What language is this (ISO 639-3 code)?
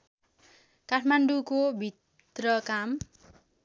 nep